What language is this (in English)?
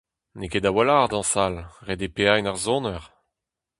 Breton